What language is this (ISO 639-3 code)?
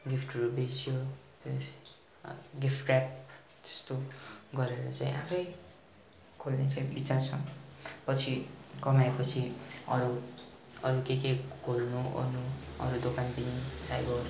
nep